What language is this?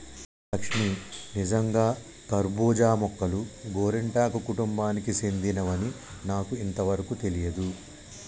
Telugu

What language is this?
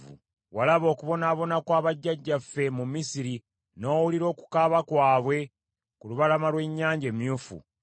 Ganda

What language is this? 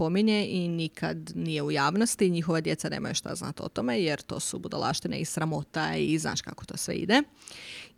Croatian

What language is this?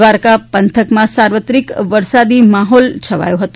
Gujarati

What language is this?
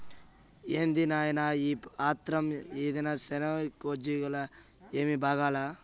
Telugu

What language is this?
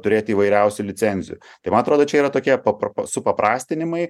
Lithuanian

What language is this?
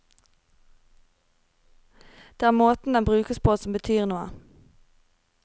Norwegian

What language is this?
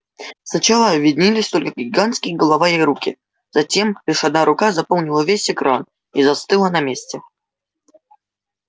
Russian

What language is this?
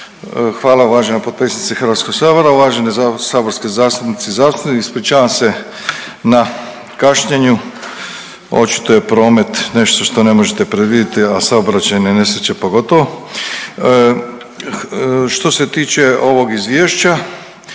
Croatian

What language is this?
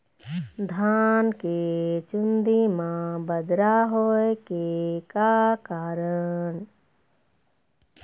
Chhattisgarhi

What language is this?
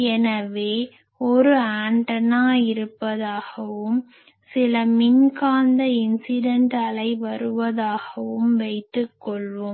Tamil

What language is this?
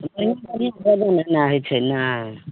Maithili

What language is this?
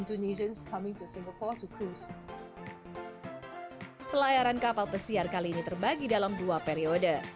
Indonesian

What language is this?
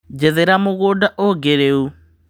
Kikuyu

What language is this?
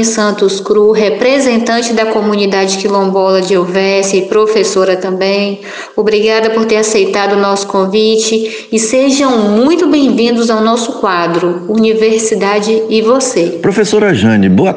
Portuguese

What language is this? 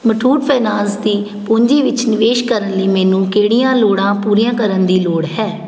Punjabi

